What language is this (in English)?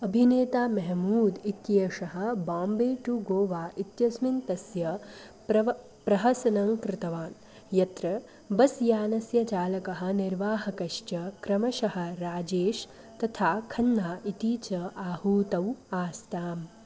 Sanskrit